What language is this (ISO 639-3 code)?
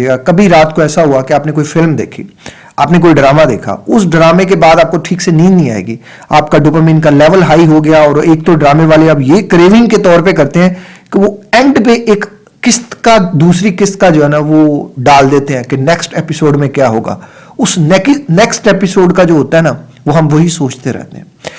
urd